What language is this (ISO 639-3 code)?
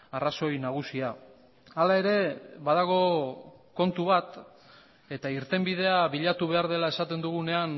eus